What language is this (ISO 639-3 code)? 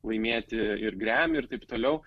lit